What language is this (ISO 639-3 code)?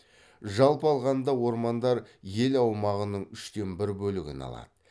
kaz